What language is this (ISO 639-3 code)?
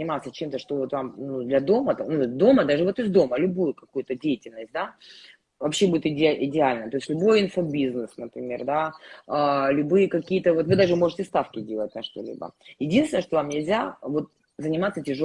rus